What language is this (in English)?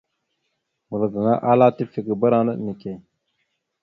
Mada (Cameroon)